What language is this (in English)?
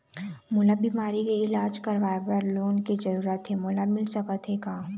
Chhattisgarhi